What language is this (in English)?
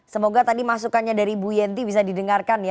Indonesian